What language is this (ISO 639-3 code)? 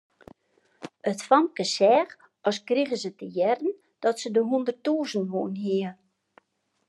fry